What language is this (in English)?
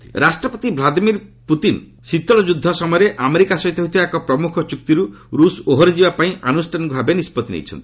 Odia